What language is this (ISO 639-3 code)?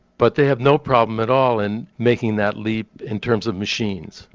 eng